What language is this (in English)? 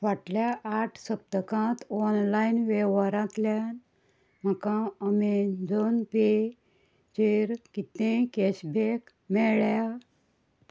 Konkani